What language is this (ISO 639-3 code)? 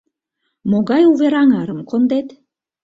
chm